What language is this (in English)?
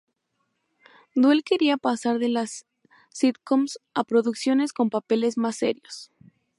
Spanish